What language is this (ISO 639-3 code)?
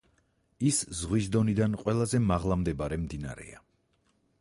kat